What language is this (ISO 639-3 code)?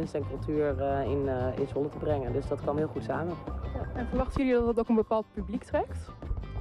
nld